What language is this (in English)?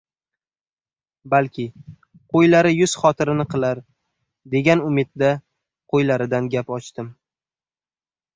Uzbek